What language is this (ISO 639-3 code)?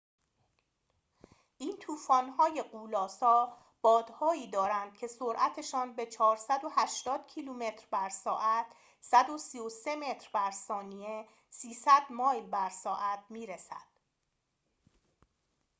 fas